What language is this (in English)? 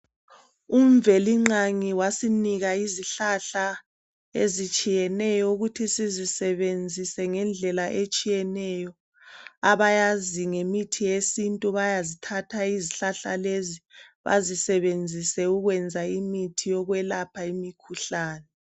North Ndebele